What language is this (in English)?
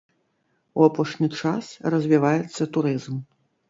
Belarusian